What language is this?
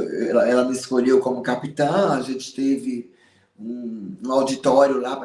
Portuguese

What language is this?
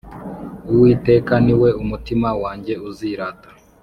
Kinyarwanda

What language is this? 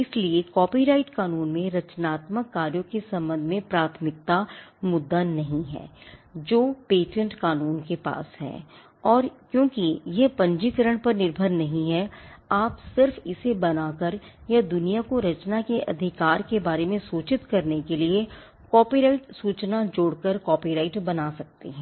Hindi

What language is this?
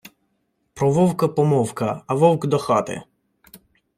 Ukrainian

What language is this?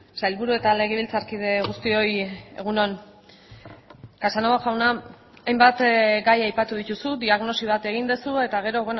Basque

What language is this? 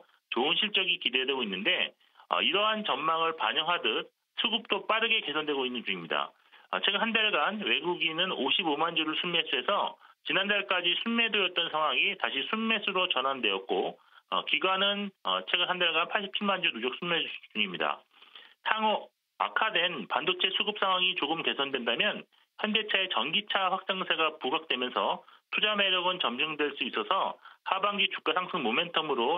Korean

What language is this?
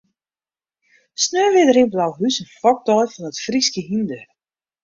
Western Frisian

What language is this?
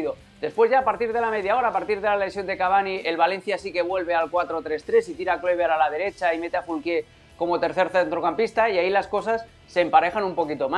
Spanish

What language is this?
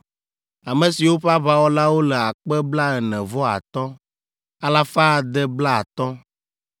Ewe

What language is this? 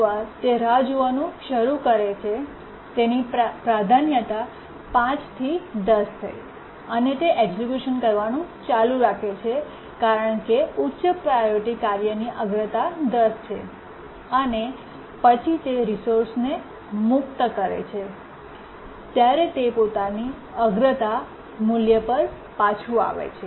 Gujarati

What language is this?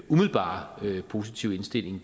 Danish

